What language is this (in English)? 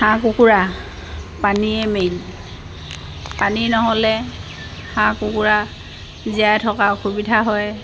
Assamese